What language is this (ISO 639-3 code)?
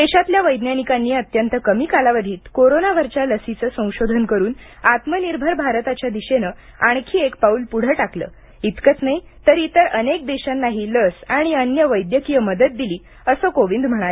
mar